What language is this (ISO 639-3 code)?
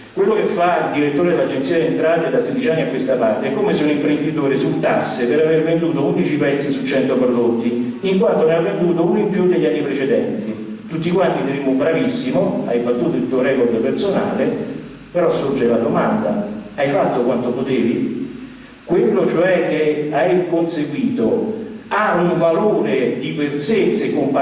ita